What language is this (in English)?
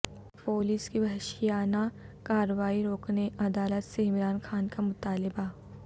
Urdu